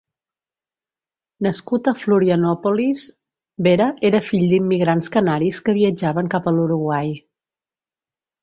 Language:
Catalan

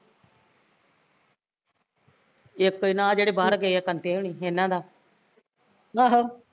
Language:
Punjabi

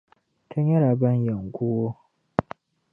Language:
Dagbani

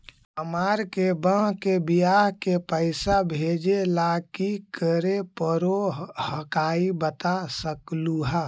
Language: Magahi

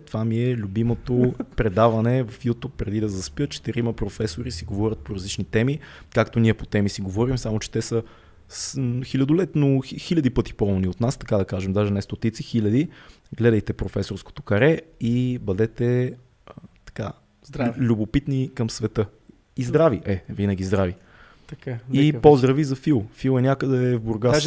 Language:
Bulgarian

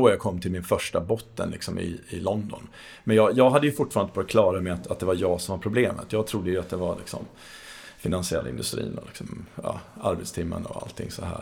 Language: Swedish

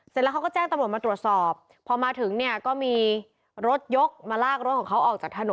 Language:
Thai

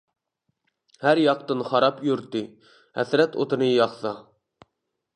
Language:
Uyghur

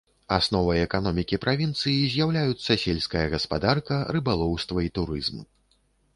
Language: Belarusian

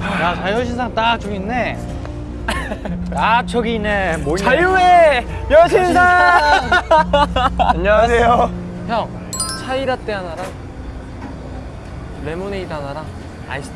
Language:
Korean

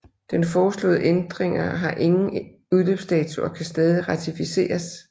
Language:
Danish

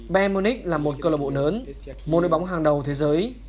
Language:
Vietnamese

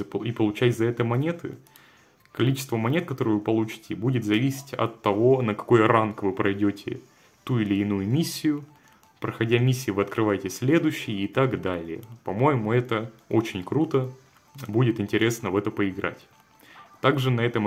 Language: Russian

